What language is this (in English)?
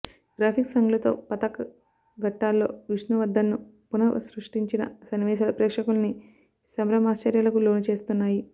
Telugu